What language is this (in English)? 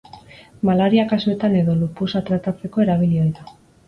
Basque